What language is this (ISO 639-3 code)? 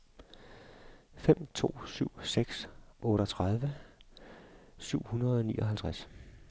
dan